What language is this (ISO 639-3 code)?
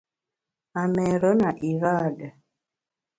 bax